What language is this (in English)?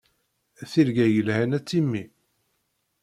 Kabyle